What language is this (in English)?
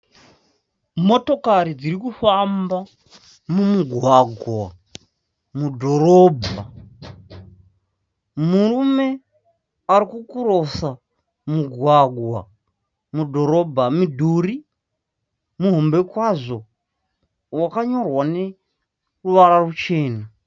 Shona